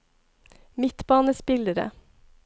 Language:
Norwegian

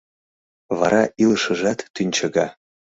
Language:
Mari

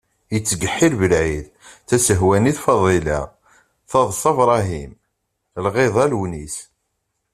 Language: Kabyle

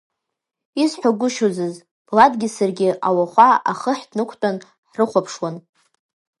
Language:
Abkhazian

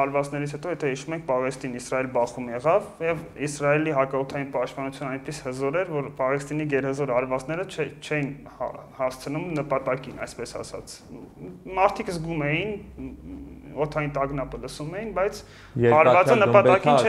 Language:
Romanian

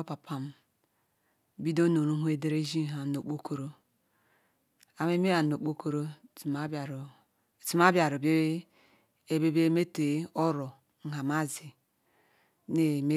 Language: Ikwere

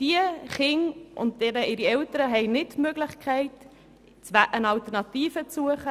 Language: Swiss German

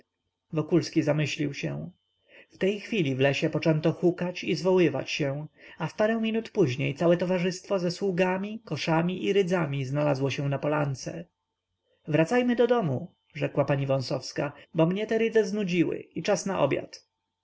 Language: Polish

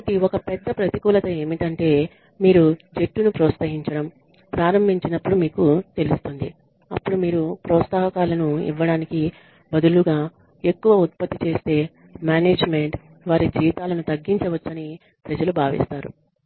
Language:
Telugu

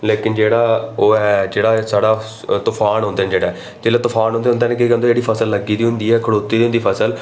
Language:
Dogri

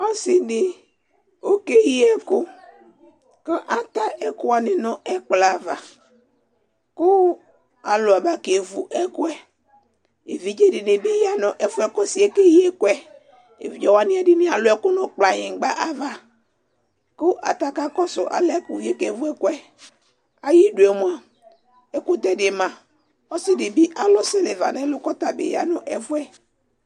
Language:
Ikposo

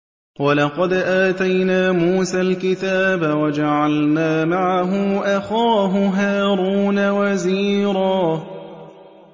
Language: Arabic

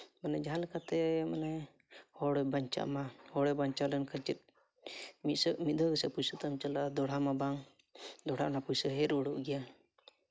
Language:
Santali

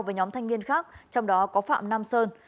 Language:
Vietnamese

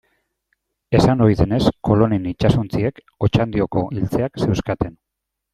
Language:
Basque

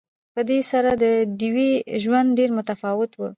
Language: Pashto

